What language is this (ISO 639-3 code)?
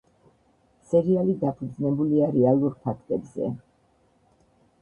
kat